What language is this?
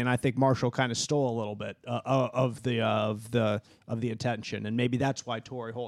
English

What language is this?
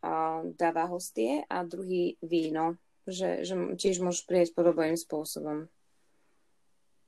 Slovak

